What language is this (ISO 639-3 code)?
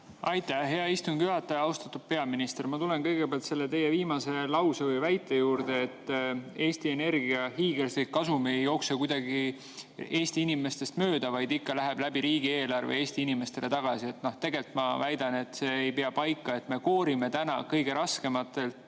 est